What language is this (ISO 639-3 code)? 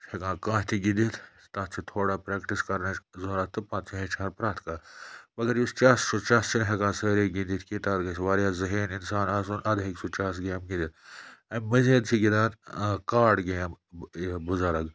kas